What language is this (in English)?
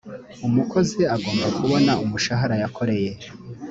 Kinyarwanda